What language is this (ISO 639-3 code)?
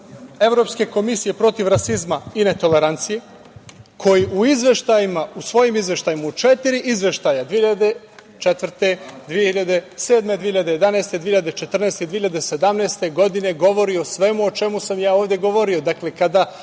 srp